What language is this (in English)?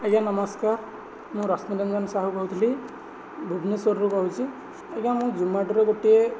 Odia